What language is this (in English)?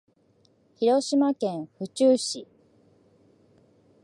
Japanese